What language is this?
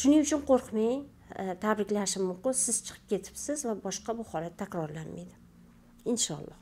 Turkish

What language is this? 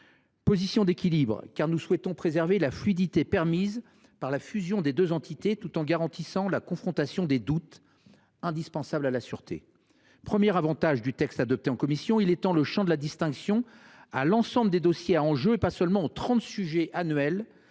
French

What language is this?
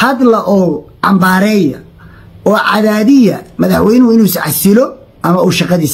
Arabic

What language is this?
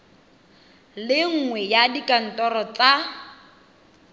Tswana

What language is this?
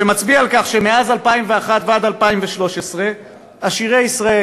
Hebrew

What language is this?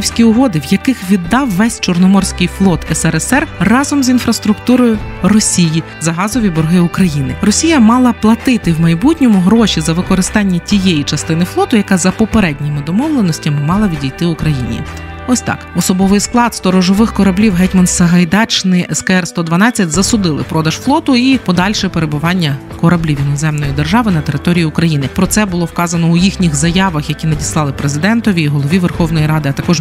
Ukrainian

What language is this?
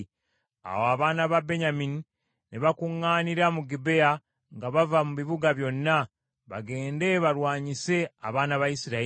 Ganda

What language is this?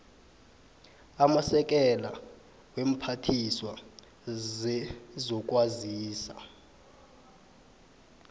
South Ndebele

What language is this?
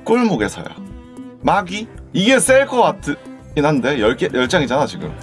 Korean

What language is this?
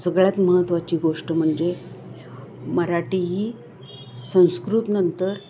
Marathi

